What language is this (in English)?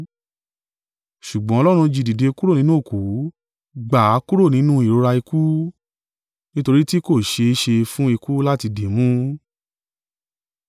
Yoruba